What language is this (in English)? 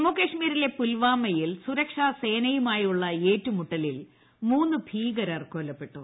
Malayalam